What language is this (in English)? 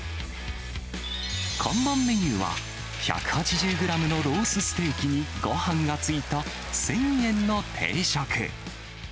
Japanese